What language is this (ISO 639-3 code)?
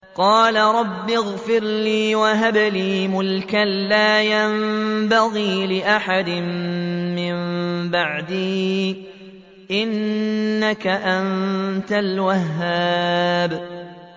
ara